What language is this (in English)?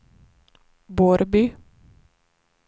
Swedish